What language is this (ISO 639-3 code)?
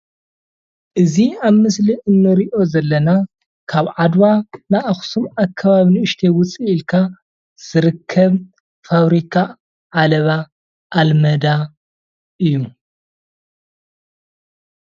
tir